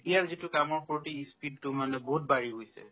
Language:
Assamese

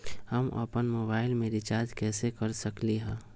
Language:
Magahi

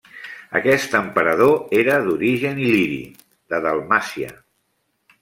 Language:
Catalan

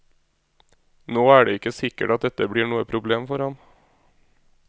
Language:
Norwegian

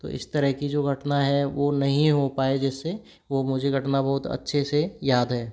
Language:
Hindi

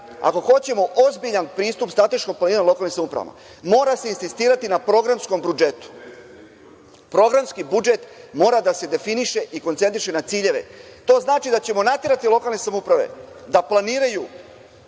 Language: Serbian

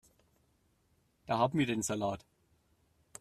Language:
German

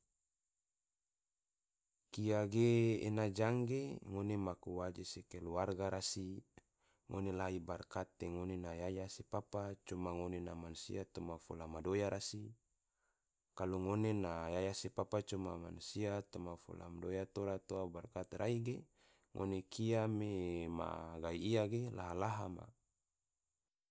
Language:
Tidore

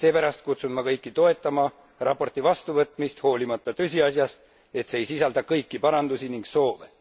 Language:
Estonian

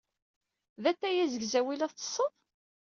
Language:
Kabyle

